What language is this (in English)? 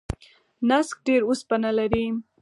Pashto